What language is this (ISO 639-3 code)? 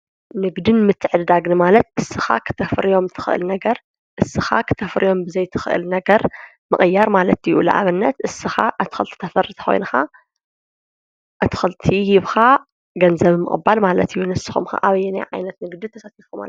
tir